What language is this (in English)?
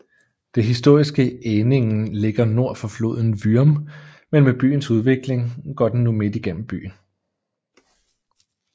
Danish